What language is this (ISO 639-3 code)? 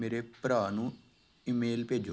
pan